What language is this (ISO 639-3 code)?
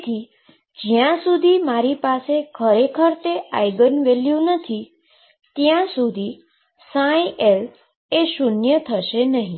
guj